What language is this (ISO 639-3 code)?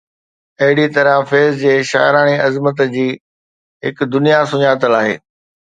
snd